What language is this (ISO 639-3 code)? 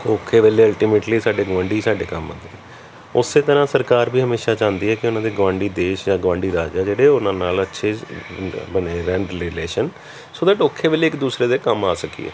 pan